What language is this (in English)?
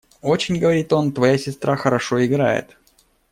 Russian